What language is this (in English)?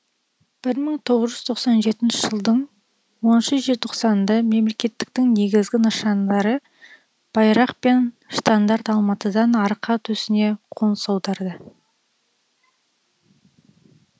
Kazakh